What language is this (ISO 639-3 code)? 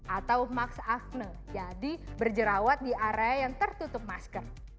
ind